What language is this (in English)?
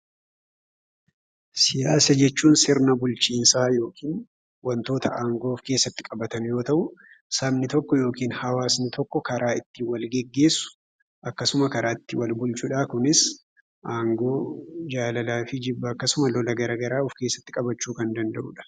Oromo